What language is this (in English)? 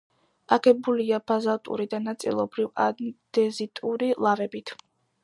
Georgian